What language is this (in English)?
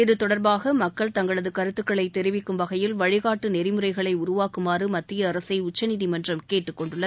Tamil